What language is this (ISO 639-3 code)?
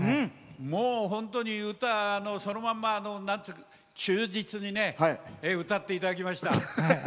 jpn